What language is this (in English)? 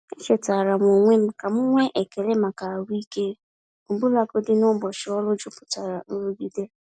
Igbo